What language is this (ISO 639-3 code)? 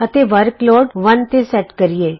pan